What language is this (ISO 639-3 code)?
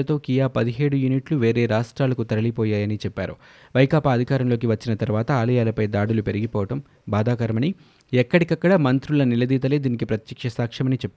tel